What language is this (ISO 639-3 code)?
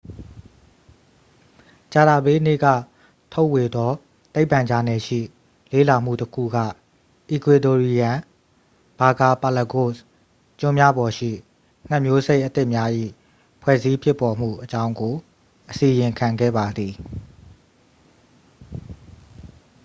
mya